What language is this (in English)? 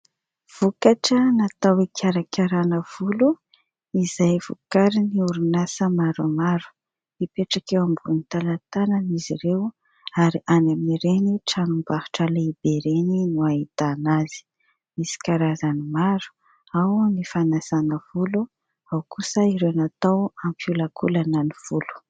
Malagasy